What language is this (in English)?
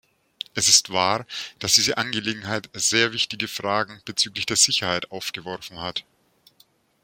German